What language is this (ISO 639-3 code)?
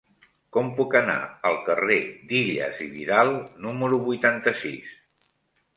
cat